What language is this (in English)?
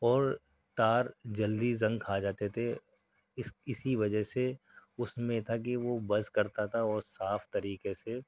Urdu